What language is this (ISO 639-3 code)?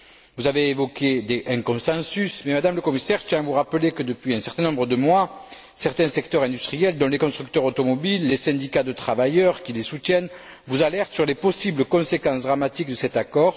fra